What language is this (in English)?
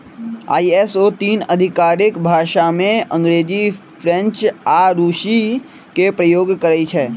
Magahi